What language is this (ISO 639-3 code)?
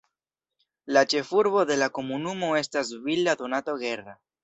epo